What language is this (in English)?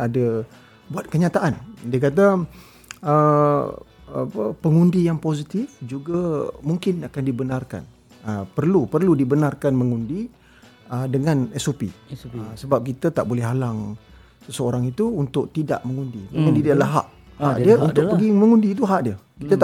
Malay